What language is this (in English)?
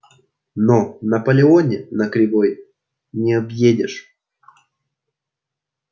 Russian